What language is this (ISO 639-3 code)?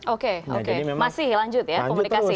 ind